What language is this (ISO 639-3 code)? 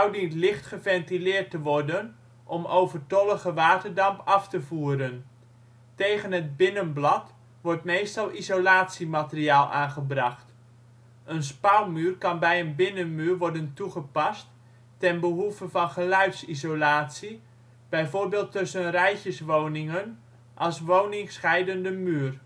nld